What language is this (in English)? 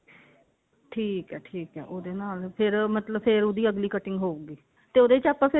Punjabi